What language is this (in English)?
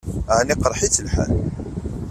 Kabyle